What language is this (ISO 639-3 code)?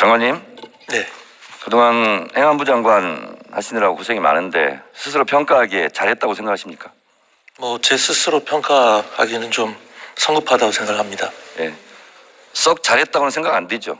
kor